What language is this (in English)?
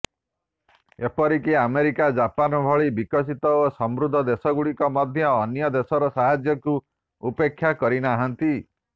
Odia